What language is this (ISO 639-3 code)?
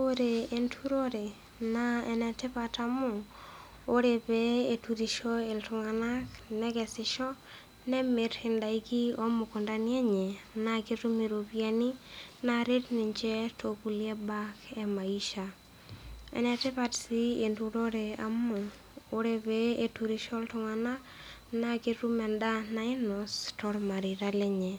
mas